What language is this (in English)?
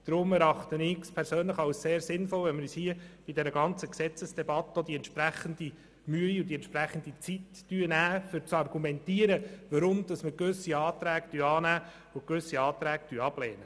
Swiss German